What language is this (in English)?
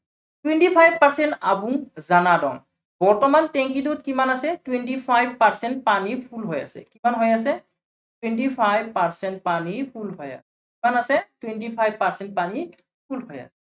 Assamese